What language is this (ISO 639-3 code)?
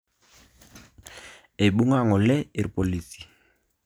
mas